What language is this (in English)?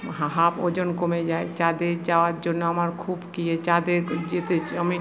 Bangla